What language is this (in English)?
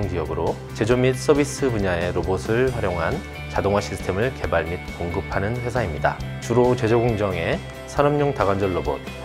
Korean